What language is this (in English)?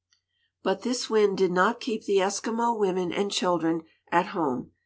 English